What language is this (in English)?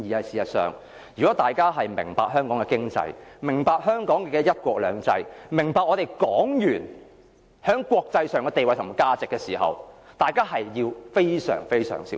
Cantonese